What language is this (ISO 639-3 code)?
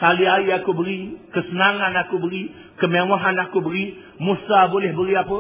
msa